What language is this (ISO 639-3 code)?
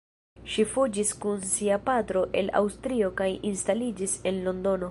epo